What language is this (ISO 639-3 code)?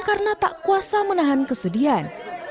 ind